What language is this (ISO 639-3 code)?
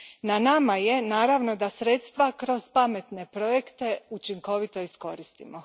hrv